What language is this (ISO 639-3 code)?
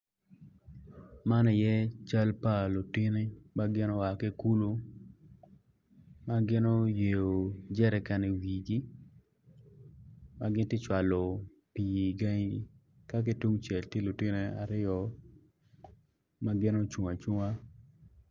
ach